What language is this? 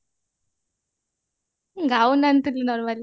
Odia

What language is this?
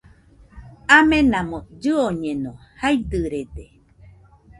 Nüpode Huitoto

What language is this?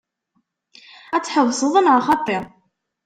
Kabyle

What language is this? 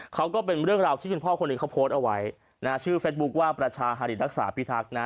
Thai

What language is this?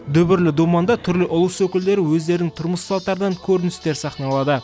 Kazakh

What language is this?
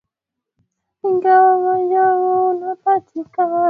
Swahili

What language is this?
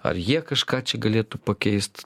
Lithuanian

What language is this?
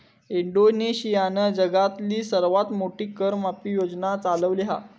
Marathi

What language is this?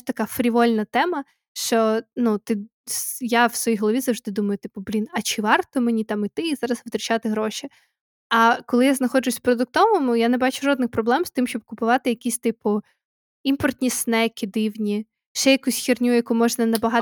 Ukrainian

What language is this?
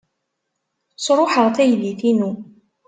Kabyle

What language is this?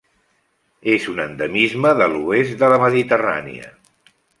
Catalan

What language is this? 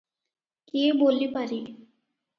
Odia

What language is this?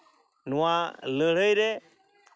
Santali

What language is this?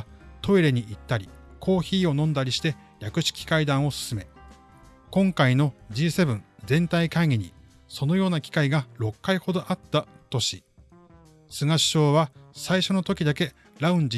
Japanese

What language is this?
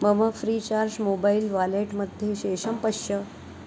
Sanskrit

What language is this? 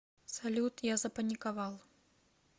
Russian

